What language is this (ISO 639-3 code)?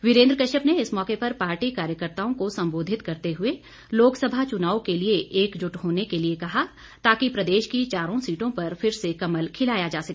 hin